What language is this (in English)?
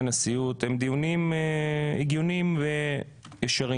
Hebrew